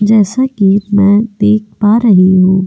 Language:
Hindi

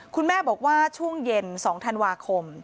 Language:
Thai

